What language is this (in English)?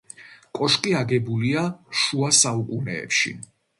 Georgian